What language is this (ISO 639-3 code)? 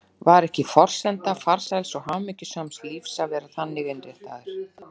isl